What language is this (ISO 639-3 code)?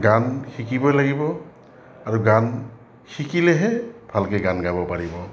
asm